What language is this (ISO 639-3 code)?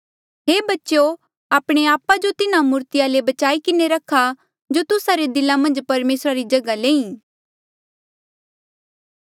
mjl